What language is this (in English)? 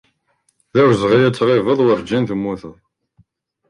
Kabyle